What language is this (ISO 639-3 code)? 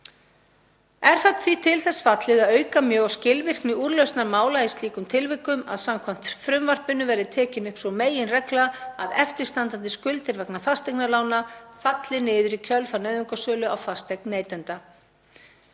isl